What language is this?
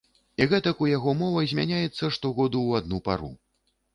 Belarusian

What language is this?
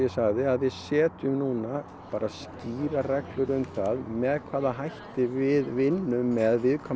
Icelandic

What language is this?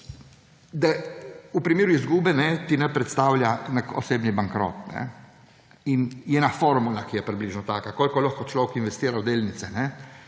Slovenian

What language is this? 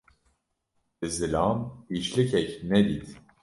Kurdish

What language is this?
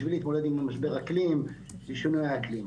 Hebrew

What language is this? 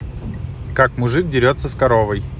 Russian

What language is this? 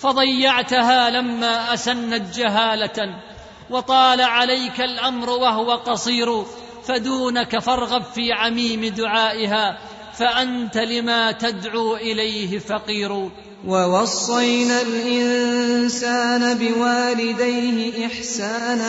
Arabic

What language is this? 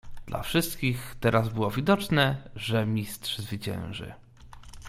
Polish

